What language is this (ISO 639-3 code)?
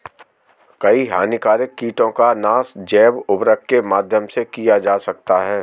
hin